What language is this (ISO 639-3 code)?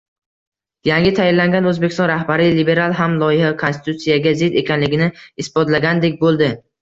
uzb